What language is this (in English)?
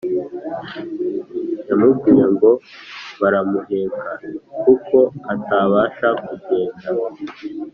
Kinyarwanda